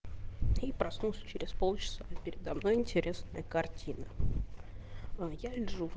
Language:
Russian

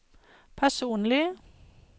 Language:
Norwegian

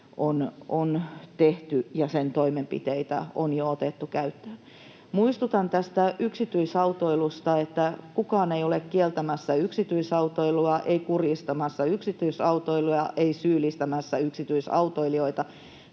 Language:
Finnish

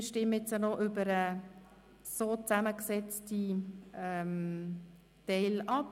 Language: Swiss German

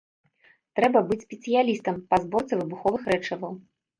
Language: Belarusian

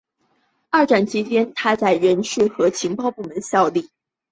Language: Chinese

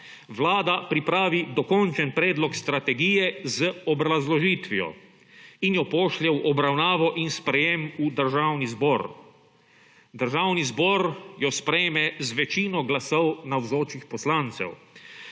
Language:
Slovenian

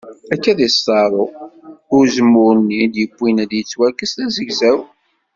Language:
Kabyle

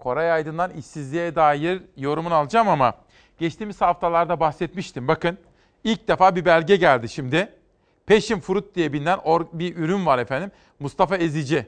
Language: Turkish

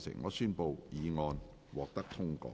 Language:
Cantonese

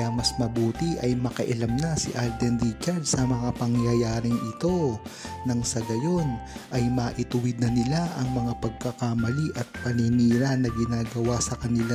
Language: Filipino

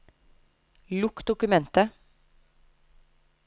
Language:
Norwegian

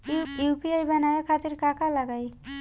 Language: Bhojpuri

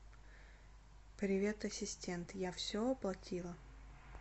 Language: Russian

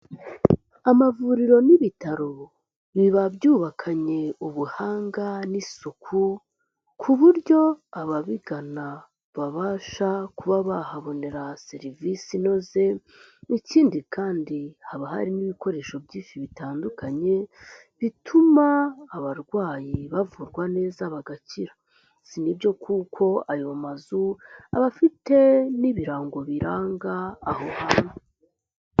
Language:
Kinyarwanda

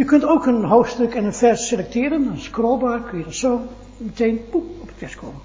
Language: Dutch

